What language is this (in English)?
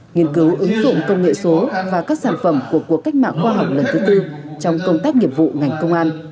Vietnamese